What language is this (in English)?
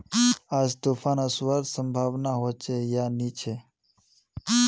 Magahi